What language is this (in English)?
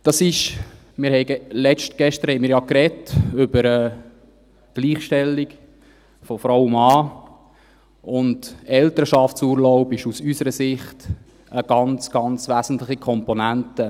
Swiss German